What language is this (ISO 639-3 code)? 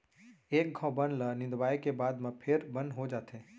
hne